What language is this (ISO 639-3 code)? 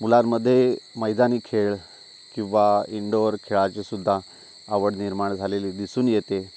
mar